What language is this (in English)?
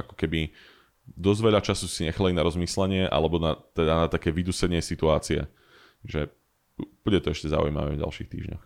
Slovak